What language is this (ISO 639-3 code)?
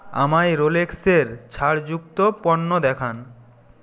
ben